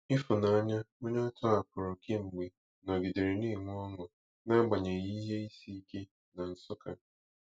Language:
Igbo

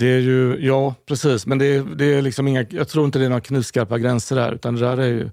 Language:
Swedish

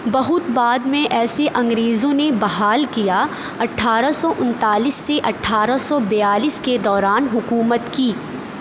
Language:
Urdu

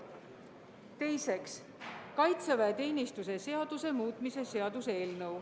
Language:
Estonian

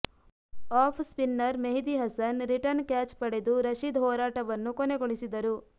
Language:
Kannada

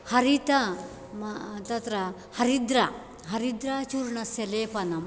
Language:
Sanskrit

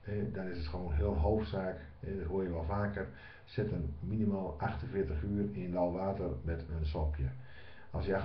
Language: Dutch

